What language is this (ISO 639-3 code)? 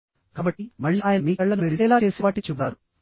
tel